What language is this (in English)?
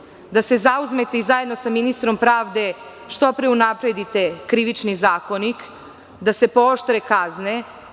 Serbian